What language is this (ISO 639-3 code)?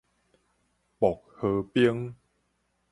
nan